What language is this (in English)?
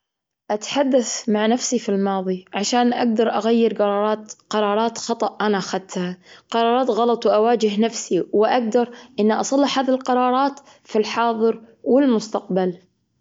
Gulf Arabic